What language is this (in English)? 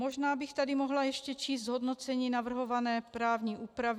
Czech